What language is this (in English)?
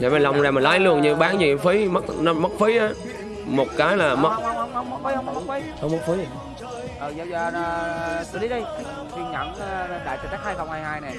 Vietnamese